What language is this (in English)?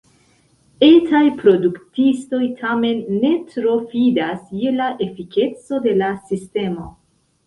Esperanto